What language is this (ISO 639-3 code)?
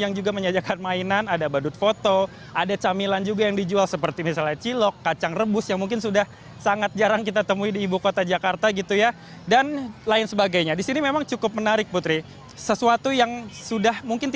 ind